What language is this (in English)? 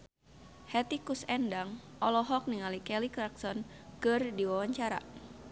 Sundanese